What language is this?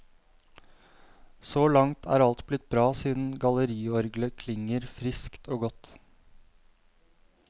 Norwegian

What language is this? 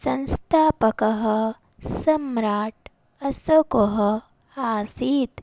Sanskrit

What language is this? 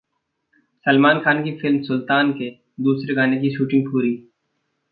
Hindi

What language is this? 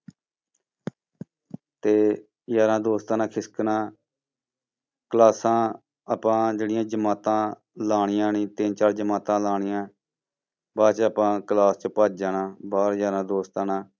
Punjabi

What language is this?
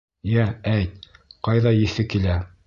Bashkir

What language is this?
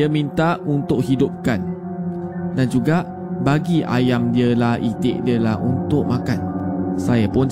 Malay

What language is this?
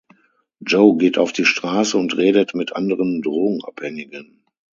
German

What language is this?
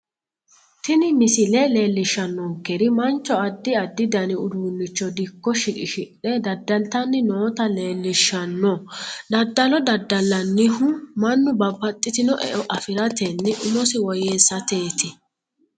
Sidamo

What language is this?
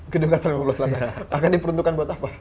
Indonesian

